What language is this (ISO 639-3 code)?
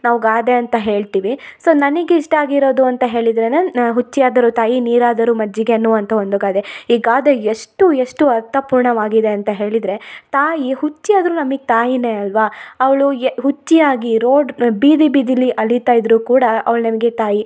kan